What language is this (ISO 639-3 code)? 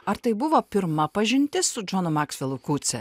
lit